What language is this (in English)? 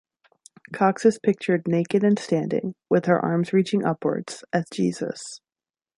English